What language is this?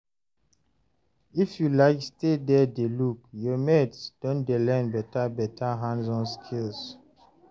Nigerian Pidgin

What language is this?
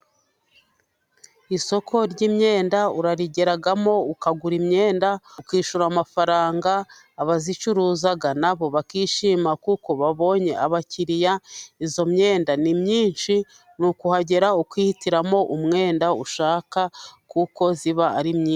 Kinyarwanda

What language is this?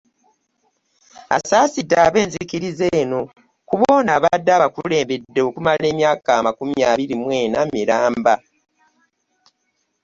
Ganda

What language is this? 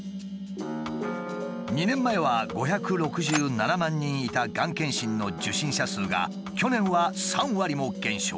Japanese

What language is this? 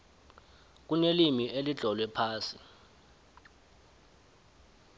South Ndebele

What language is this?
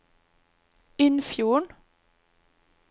Norwegian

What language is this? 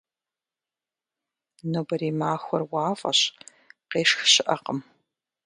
Kabardian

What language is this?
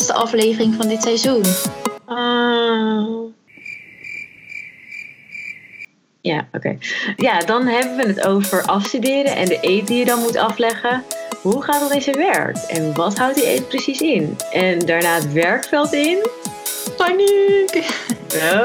Dutch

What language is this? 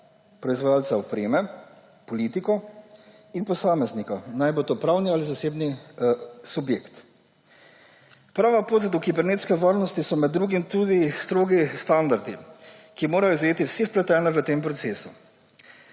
Slovenian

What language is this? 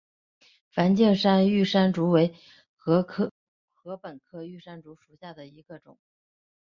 Chinese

